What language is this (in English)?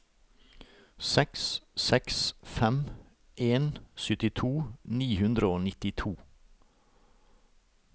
Norwegian